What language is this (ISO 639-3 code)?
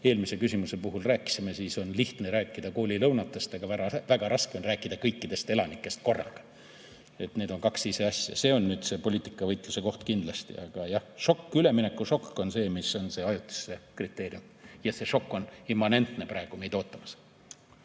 est